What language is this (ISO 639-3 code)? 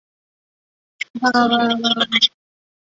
zho